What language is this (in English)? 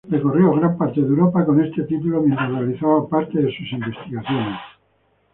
Spanish